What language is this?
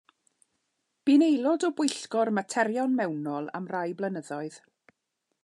Welsh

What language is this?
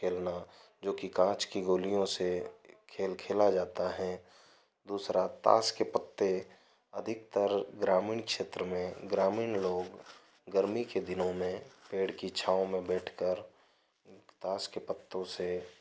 Hindi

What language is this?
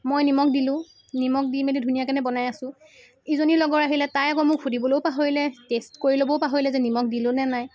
Assamese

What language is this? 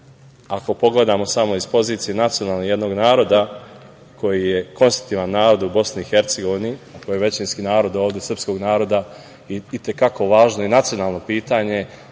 Serbian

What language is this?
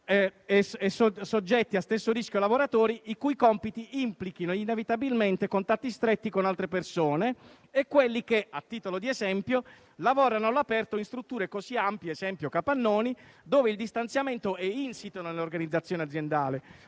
Italian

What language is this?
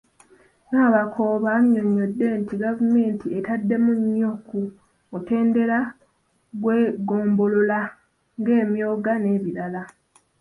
Ganda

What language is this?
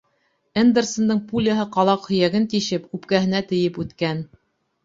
Bashkir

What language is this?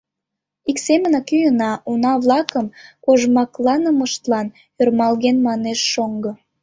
Mari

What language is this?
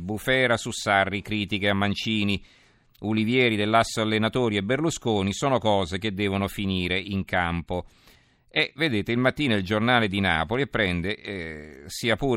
Italian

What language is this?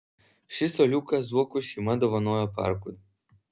Lithuanian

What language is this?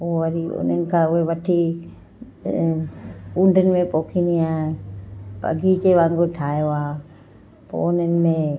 Sindhi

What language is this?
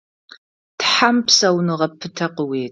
Adyghe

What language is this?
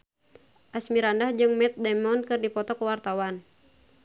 Sundanese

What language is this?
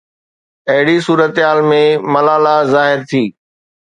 Sindhi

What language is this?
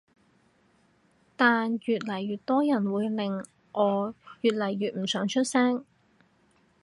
Cantonese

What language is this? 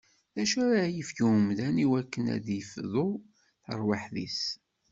Kabyle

